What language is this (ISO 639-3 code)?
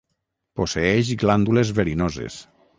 cat